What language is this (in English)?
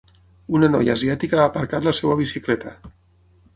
Catalan